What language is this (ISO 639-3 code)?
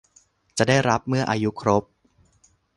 tha